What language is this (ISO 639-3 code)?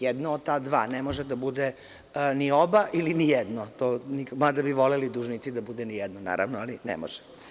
srp